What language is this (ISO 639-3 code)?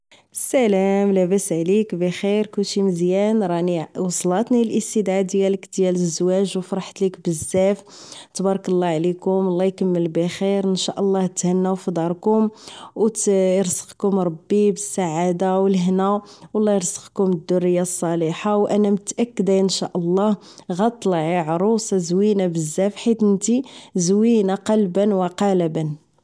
ary